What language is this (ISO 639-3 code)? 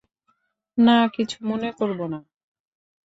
ben